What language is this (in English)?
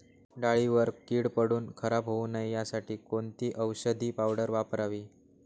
Marathi